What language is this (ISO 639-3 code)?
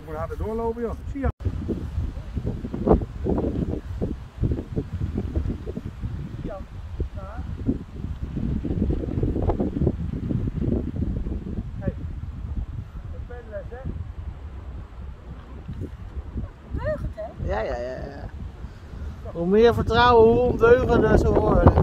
nld